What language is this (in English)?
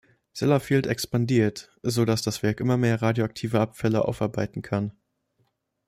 German